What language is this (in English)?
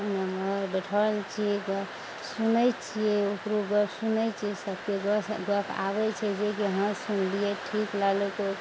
Maithili